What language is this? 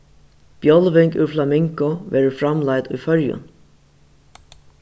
Faroese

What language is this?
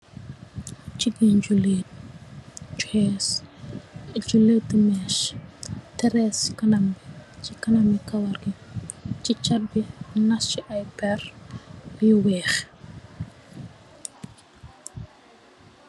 Wolof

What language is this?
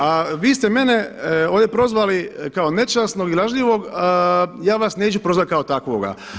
Croatian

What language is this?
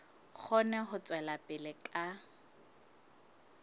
Southern Sotho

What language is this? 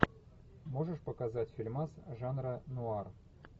Russian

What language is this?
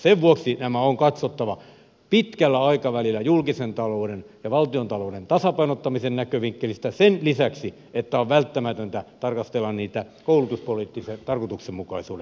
Finnish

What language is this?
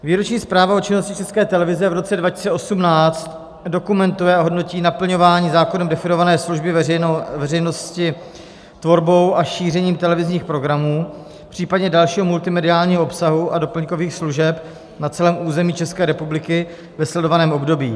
Czech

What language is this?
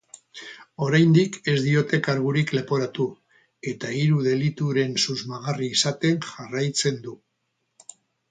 Basque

